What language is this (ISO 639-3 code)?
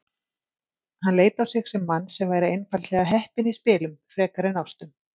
isl